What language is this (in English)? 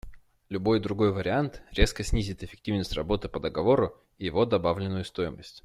Russian